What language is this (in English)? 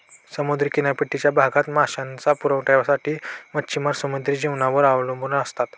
Marathi